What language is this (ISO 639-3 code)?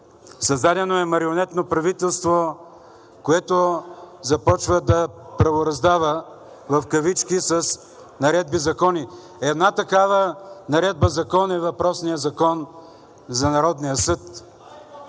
bul